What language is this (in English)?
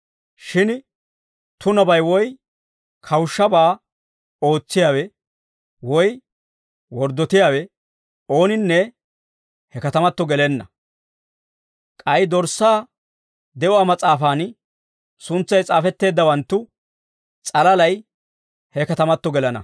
Dawro